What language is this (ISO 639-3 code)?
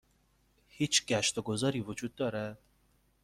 fas